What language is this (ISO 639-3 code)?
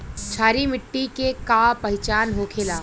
bho